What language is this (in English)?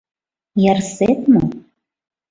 Mari